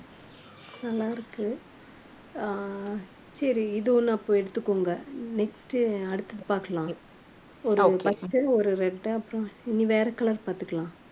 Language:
Tamil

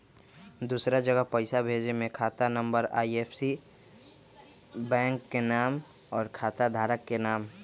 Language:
Magahi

